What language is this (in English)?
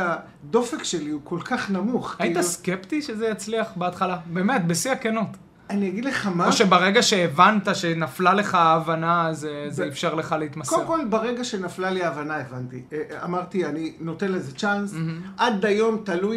Hebrew